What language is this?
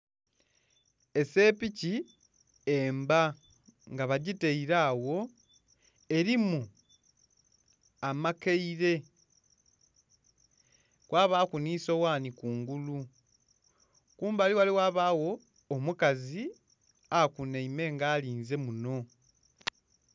Soga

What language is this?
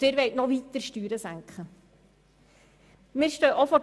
Swiss German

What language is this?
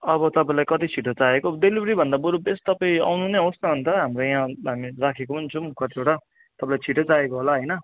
Nepali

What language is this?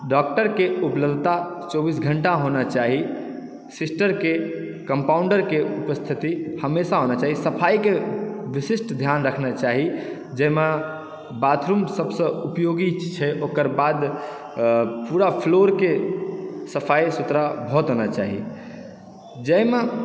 Maithili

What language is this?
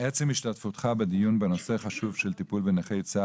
Hebrew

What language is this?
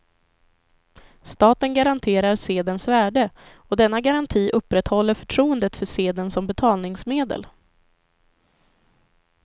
Swedish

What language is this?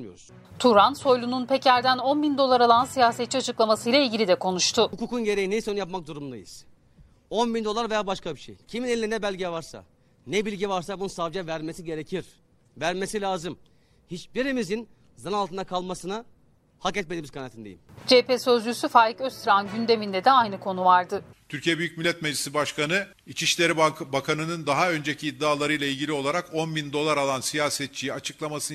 Turkish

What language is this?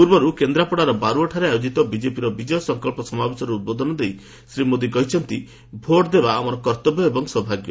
Odia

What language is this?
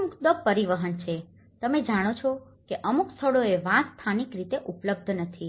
Gujarati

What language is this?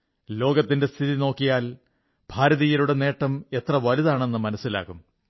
Malayalam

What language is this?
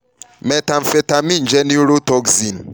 Yoruba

